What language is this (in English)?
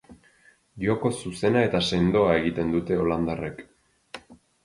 Basque